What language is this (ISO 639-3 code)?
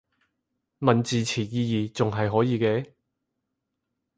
yue